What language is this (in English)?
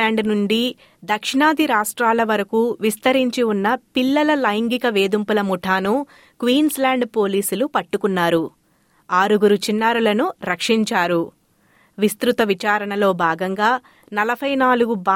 Telugu